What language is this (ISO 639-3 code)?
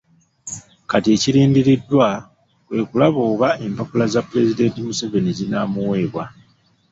lug